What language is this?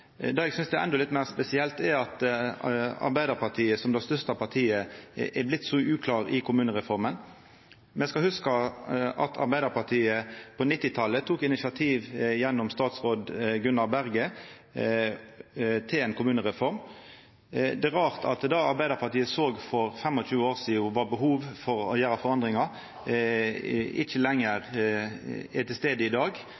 Norwegian Nynorsk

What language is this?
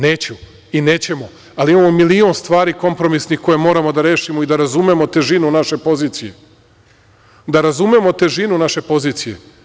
Serbian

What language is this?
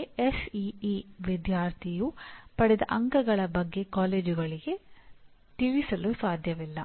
Kannada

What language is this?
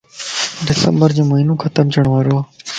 Lasi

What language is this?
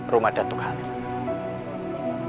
Indonesian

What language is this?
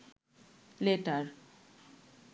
Bangla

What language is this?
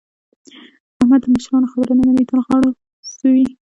Pashto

